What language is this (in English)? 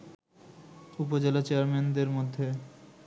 Bangla